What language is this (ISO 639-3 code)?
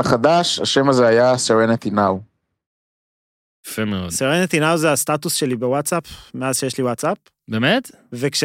heb